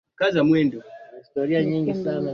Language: Swahili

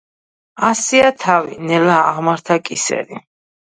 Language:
Georgian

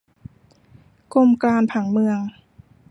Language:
Thai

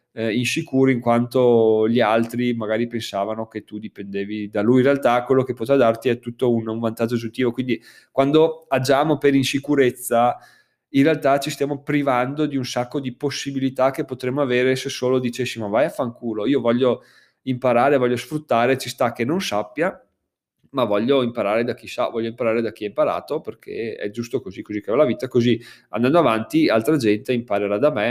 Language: Italian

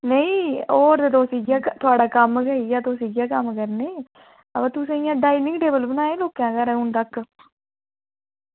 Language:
Dogri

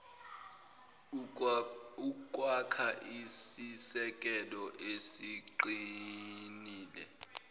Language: Zulu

